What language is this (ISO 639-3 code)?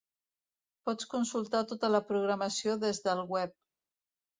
cat